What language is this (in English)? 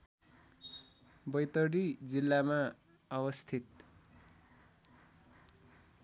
Nepali